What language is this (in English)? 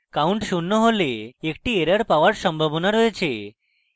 Bangla